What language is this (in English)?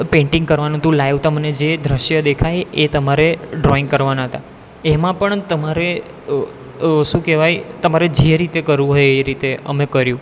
Gujarati